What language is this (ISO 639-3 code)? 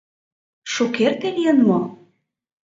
chm